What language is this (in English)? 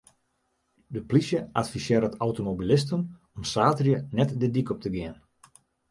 Western Frisian